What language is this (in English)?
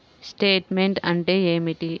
Telugu